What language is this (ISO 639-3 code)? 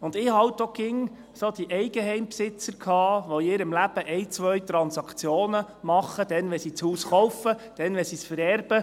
gsw